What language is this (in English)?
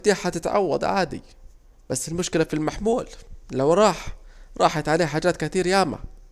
Saidi Arabic